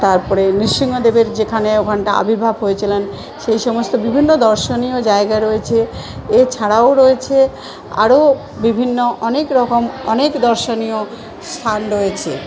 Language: Bangla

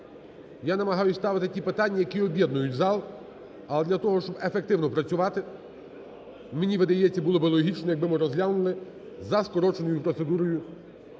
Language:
Ukrainian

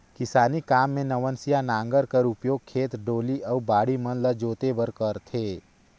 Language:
Chhattisgarhi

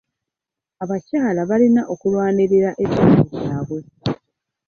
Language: Ganda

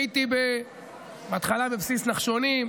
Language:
Hebrew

